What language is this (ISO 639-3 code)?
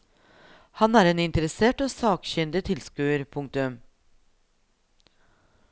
nor